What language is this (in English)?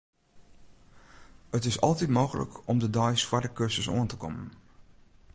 Western Frisian